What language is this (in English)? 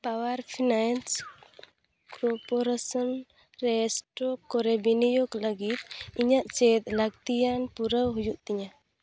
Santali